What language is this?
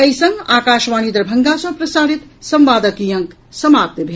Maithili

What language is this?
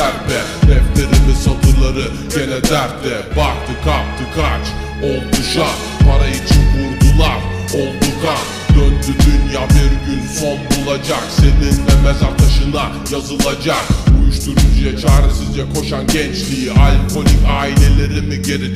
Turkish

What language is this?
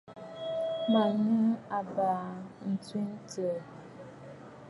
Bafut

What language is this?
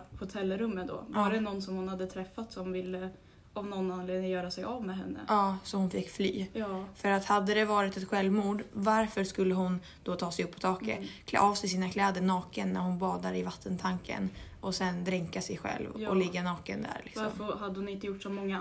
Swedish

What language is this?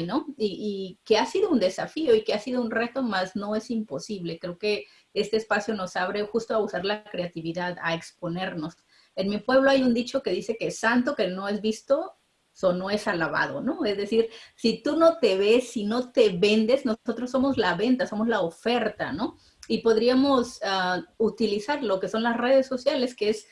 Spanish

